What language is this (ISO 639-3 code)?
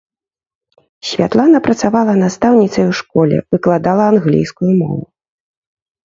bel